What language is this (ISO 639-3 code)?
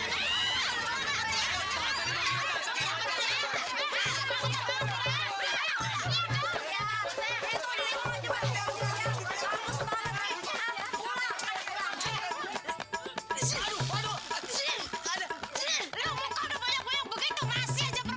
ind